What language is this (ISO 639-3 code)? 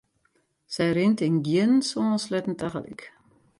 fry